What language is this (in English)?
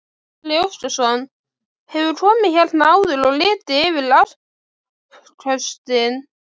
Icelandic